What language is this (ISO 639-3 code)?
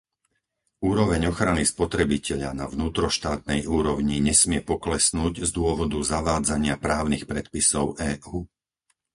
slk